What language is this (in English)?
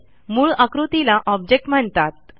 Marathi